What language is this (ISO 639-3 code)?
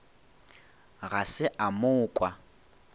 nso